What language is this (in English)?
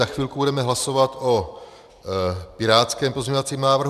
Czech